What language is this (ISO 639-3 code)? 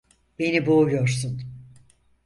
tur